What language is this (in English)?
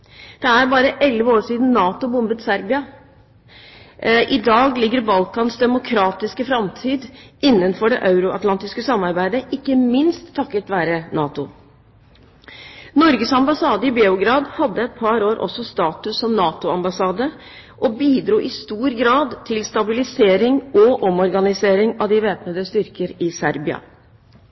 Norwegian Bokmål